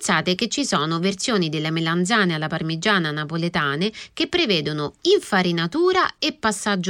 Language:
Italian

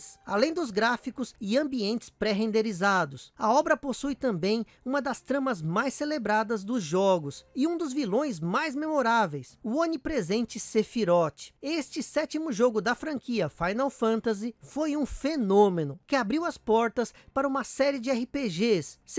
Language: Portuguese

